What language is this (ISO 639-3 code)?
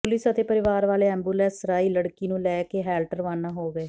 pan